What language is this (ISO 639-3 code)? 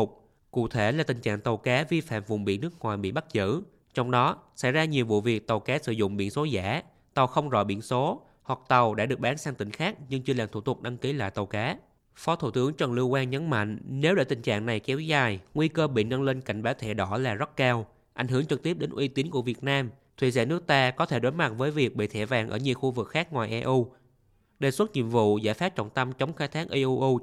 vie